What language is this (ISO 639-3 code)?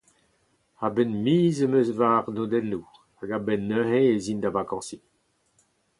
bre